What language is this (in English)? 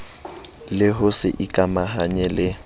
Southern Sotho